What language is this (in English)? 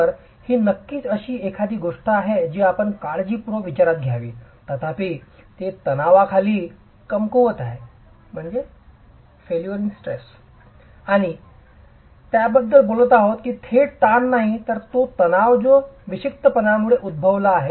Marathi